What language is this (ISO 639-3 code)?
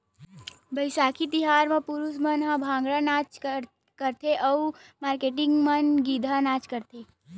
hne